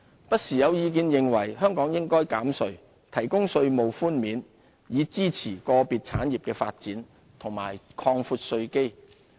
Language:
Cantonese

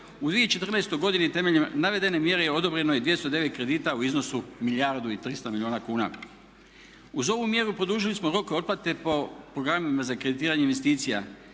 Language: Croatian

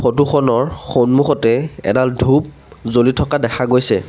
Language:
Assamese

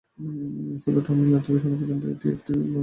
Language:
Bangla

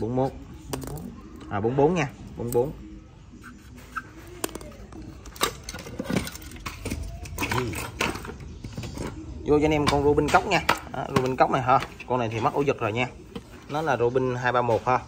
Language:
Vietnamese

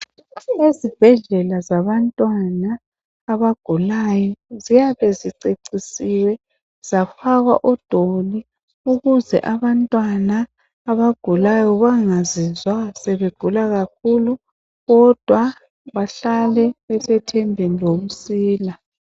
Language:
North Ndebele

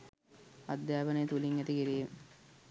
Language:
Sinhala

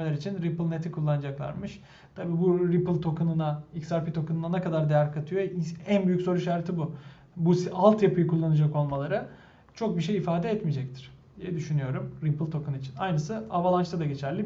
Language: Turkish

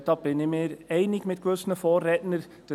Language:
Swiss German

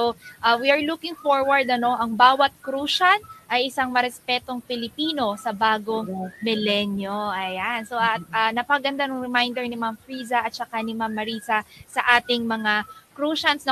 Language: Filipino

